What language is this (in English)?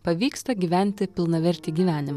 Lithuanian